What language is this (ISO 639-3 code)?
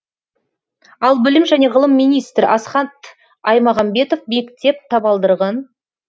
kaz